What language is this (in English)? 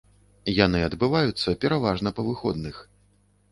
Belarusian